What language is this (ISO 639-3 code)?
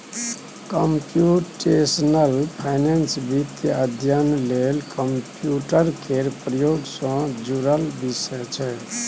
mai